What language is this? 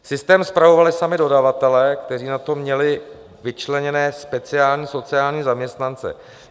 Czech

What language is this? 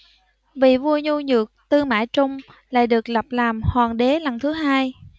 Vietnamese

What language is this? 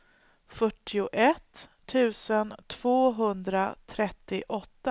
Swedish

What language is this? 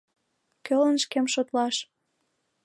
Mari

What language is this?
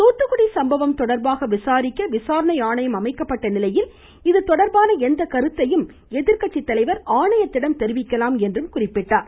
Tamil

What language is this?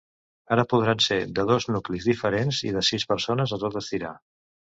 Catalan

